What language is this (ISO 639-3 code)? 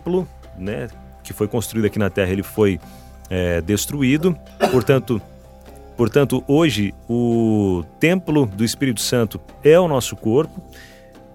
por